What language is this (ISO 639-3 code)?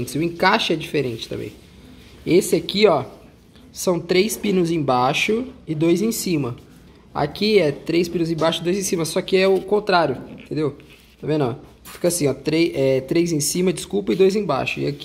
por